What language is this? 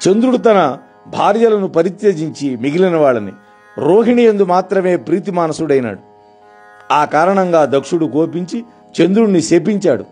Telugu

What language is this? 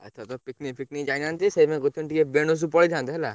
Odia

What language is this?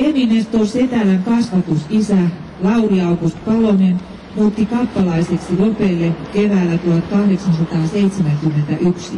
Finnish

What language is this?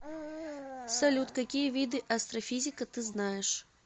Russian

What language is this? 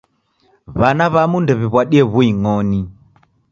Taita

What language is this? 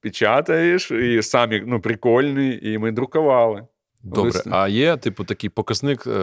Ukrainian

